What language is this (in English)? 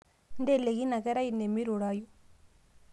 Masai